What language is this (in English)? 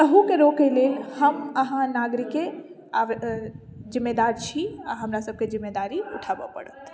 Maithili